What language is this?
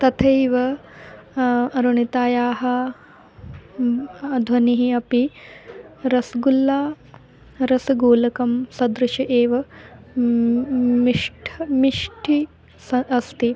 Sanskrit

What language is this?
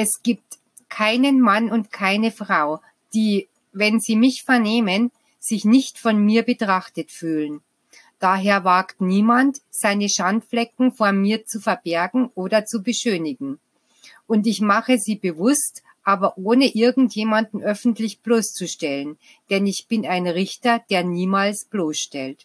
German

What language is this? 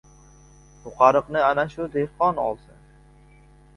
Uzbek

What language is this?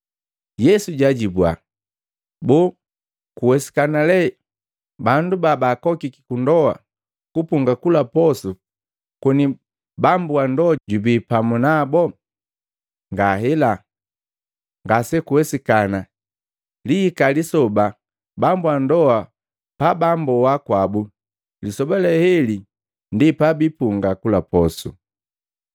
Matengo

